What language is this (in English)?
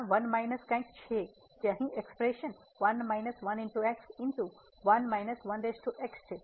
Gujarati